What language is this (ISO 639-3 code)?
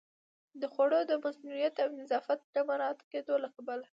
pus